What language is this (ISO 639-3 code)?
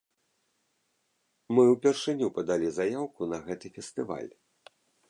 bel